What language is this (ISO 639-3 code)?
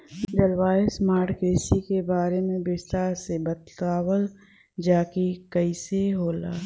bho